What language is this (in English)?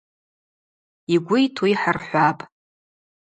Abaza